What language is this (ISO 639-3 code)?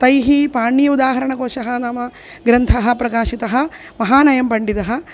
san